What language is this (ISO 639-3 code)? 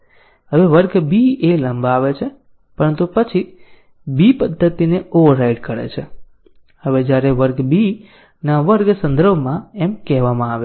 guj